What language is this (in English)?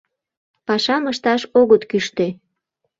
Mari